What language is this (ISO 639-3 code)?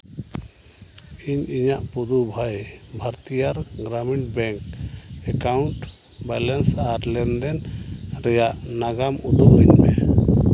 sat